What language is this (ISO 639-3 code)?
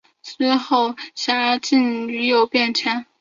zho